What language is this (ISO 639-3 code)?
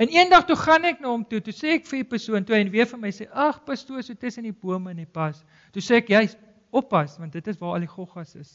nld